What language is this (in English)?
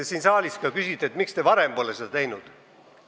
Estonian